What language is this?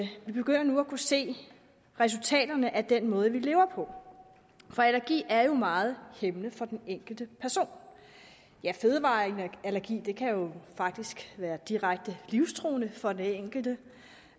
Danish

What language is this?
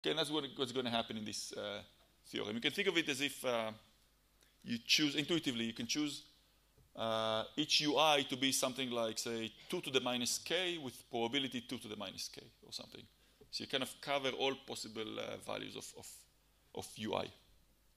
Hebrew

